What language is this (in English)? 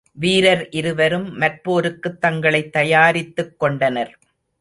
Tamil